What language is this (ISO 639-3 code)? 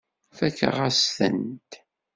kab